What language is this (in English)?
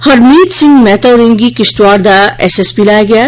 Dogri